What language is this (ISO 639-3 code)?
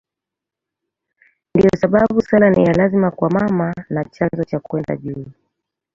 swa